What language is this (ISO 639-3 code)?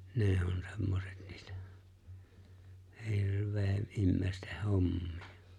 fin